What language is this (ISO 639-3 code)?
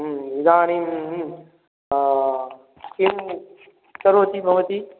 san